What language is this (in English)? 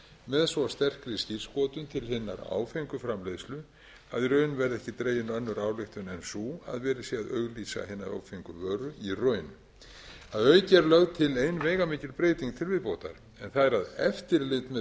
Icelandic